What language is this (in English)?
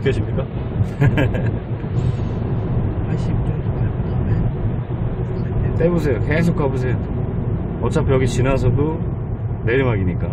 Korean